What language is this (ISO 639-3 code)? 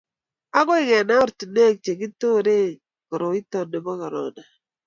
kln